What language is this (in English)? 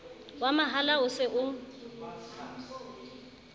Southern Sotho